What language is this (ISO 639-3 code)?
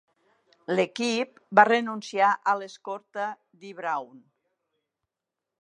cat